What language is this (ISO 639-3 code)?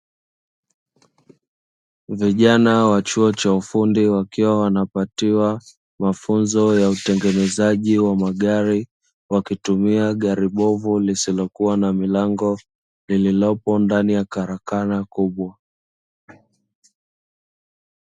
swa